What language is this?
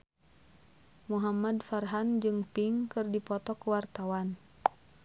Sundanese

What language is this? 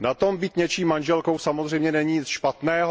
Czech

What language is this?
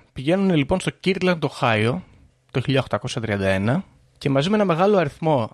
Greek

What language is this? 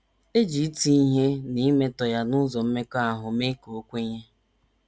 Igbo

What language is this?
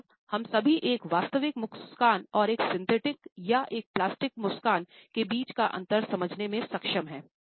Hindi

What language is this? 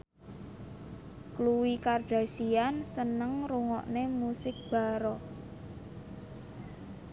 Javanese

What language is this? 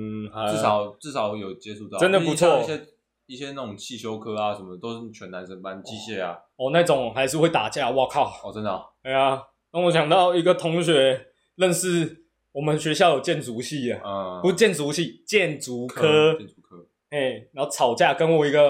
Chinese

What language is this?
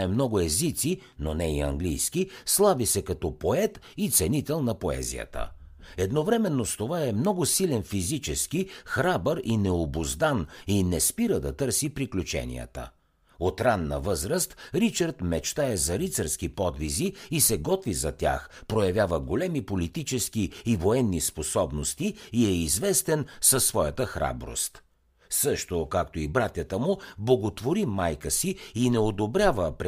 Bulgarian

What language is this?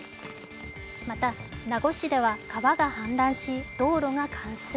Japanese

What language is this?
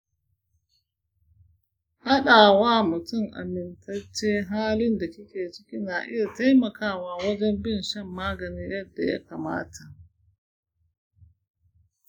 Hausa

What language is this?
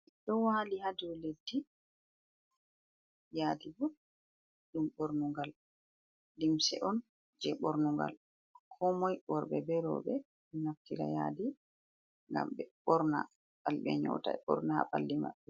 Fula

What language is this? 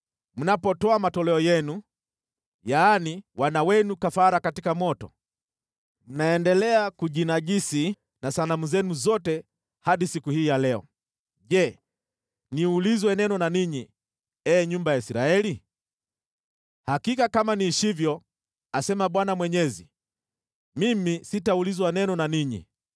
Swahili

